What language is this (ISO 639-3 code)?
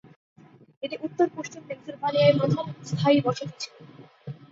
ben